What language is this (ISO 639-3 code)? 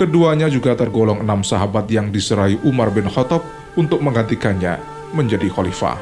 ind